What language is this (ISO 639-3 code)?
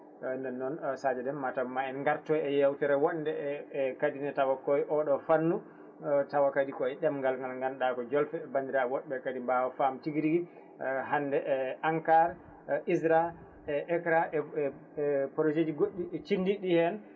ful